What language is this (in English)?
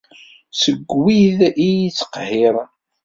Kabyle